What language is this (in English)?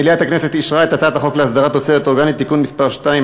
Hebrew